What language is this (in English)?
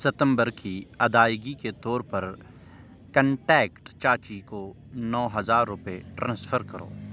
Urdu